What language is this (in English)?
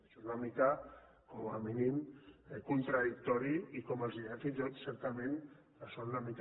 Catalan